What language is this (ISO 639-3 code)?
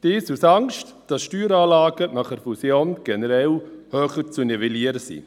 gsw